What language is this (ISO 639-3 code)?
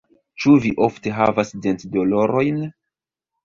epo